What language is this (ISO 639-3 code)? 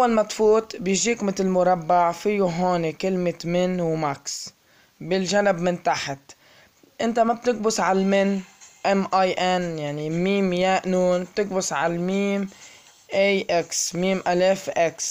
ara